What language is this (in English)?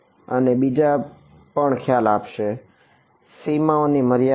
Gujarati